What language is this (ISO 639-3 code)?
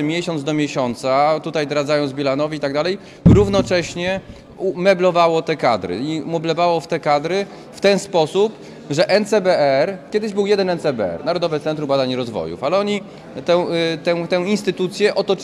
pol